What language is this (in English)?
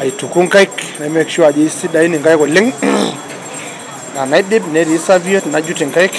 Masai